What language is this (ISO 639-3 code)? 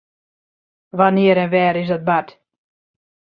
fry